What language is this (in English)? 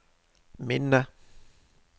Norwegian